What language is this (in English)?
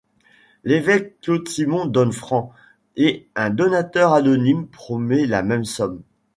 French